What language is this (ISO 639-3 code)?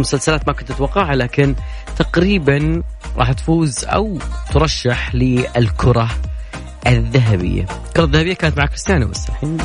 ara